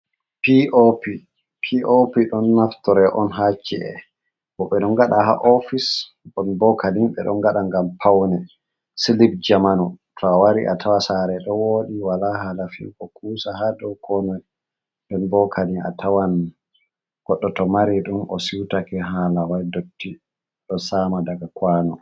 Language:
Fula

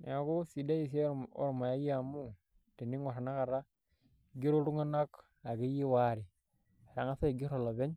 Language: Masai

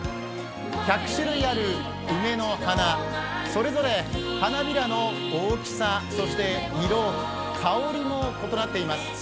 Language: Japanese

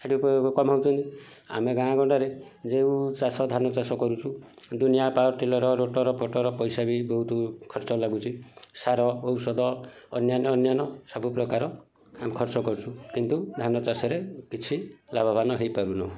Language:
Odia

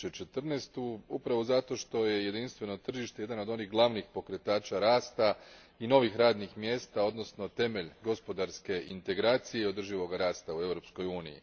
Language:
Croatian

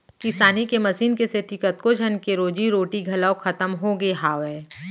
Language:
Chhattisgarhi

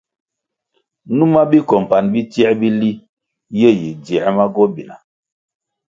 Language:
Kwasio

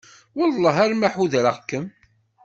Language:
Kabyle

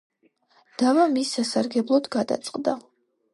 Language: Georgian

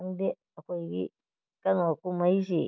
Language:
Manipuri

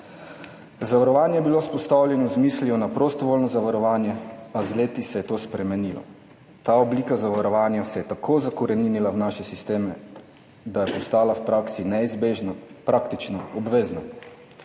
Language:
Slovenian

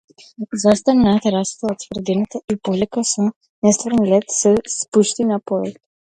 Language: Macedonian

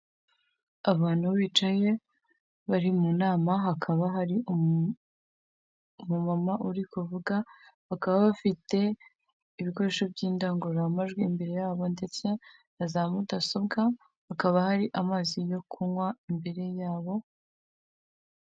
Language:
Kinyarwanda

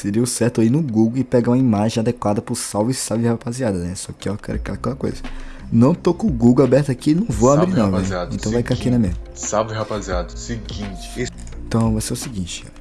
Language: Portuguese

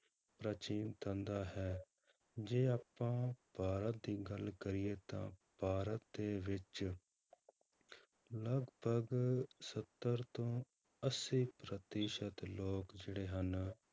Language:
Punjabi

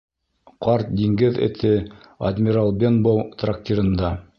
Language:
Bashkir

